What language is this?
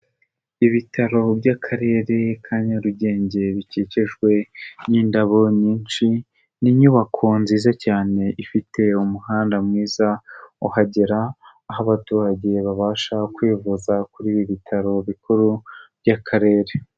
Kinyarwanda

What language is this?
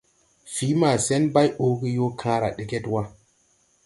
Tupuri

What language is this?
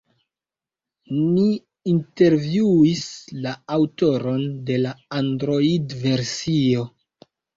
Esperanto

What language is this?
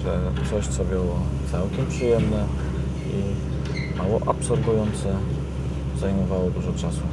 Polish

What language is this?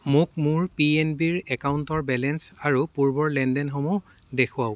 Assamese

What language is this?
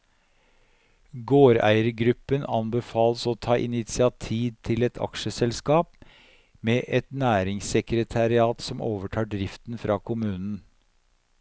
Norwegian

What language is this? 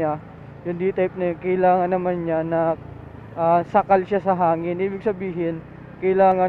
Filipino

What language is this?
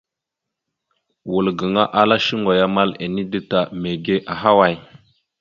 Mada (Cameroon)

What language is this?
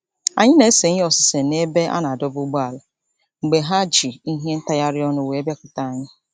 Igbo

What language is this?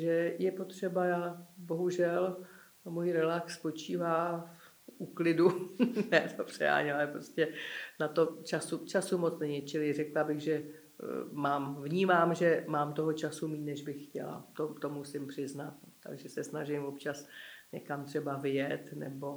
Czech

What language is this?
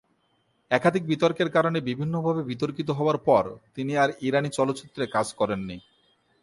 Bangla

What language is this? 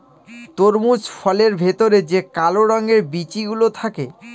Bangla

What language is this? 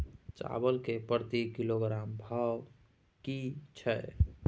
Maithili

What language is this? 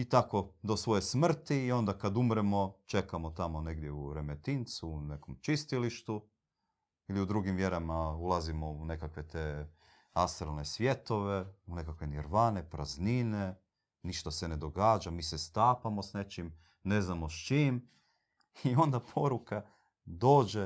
Croatian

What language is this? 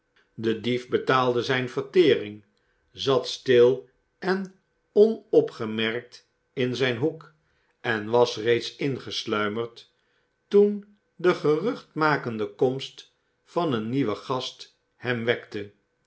Dutch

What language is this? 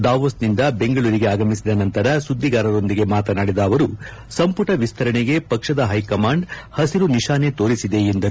Kannada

